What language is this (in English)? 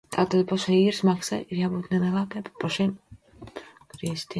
Latvian